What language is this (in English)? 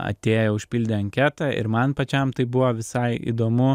Lithuanian